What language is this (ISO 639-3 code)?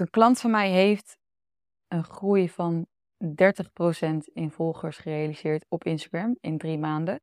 nld